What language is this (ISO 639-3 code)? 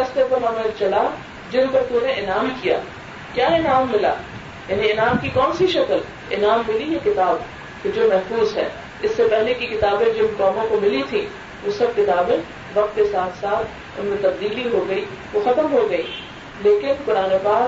urd